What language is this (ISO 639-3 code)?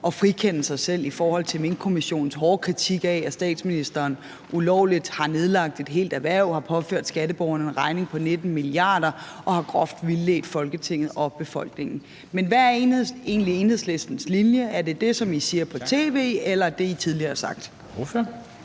dan